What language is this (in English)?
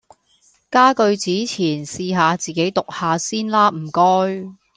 Cantonese